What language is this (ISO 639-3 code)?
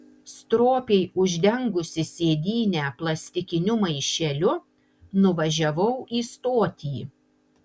lit